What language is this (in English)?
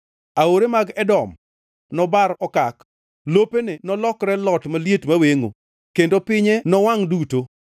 Luo (Kenya and Tanzania)